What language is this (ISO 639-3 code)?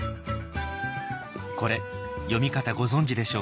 jpn